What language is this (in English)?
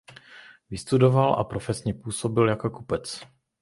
Czech